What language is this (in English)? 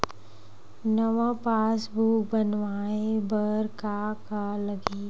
Chhattisgarhi